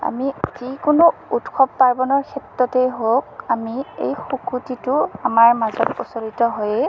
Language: Assamese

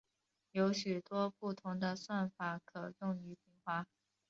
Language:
Chinese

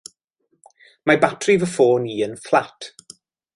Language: Welsh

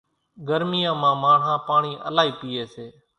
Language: Kachi Koli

